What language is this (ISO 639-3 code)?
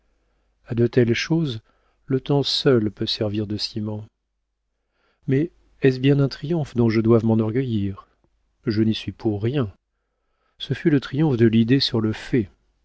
fra